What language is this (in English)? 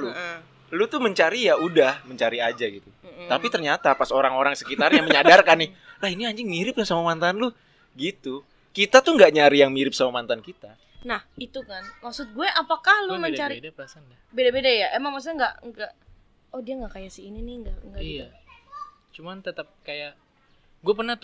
Indonesian